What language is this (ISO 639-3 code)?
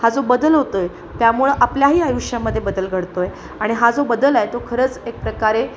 mar